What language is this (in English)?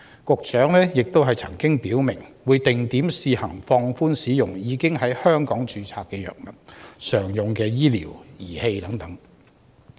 Cantonese